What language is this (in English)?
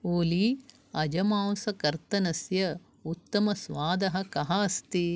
Sanskrit